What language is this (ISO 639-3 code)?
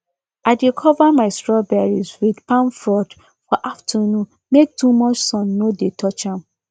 pcm